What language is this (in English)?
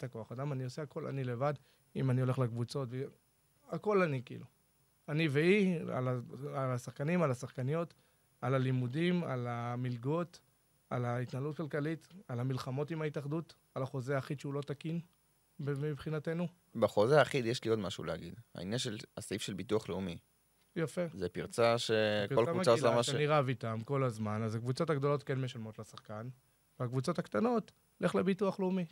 Hebrew